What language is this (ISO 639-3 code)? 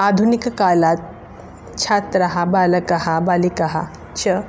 san